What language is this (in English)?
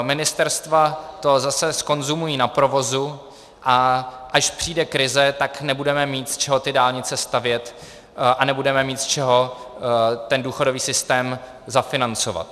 Czech